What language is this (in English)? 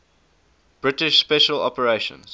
English